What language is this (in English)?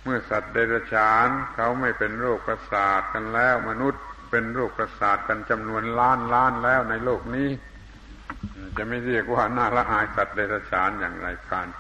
Thai